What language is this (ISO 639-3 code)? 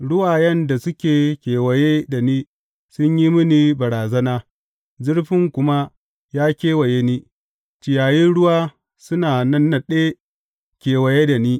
hau